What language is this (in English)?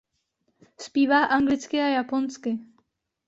Czech